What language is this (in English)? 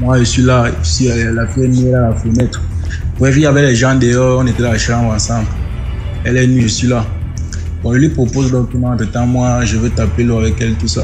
French